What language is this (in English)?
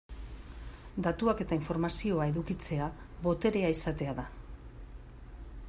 Basque